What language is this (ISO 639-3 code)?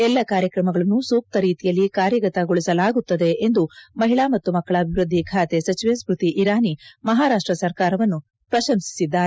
kan